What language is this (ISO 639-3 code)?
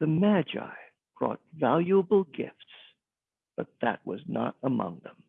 eng